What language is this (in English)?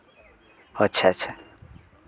Santali